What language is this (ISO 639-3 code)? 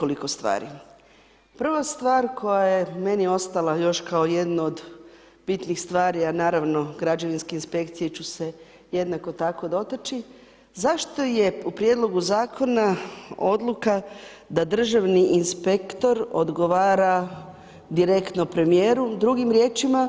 hrv